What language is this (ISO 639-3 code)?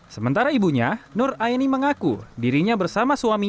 ind